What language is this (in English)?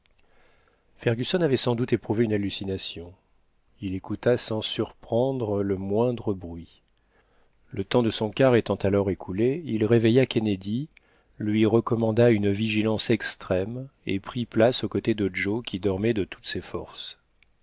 French